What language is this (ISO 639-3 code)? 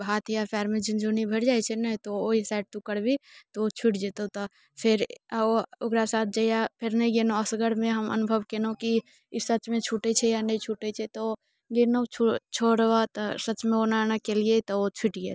mai